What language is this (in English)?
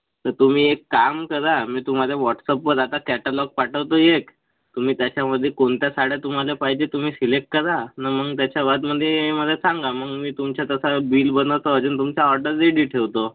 Marathi